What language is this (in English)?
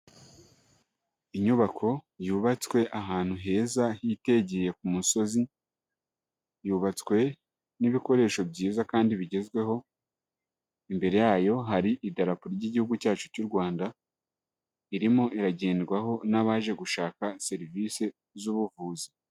Kinyarwanda